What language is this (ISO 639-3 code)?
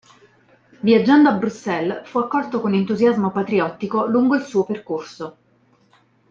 ita